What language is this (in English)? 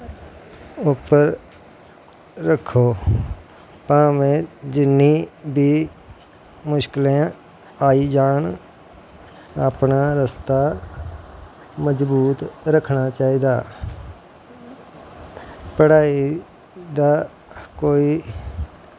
Dogri